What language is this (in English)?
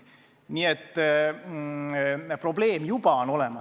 Estonian